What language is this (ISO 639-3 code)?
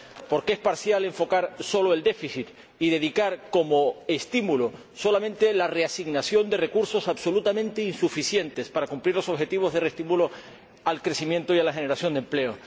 spa